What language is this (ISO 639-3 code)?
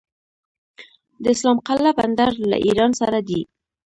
pus